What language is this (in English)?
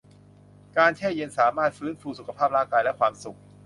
Thai